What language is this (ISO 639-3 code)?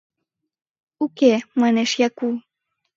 chm